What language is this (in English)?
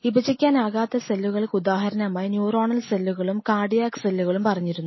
Malayalam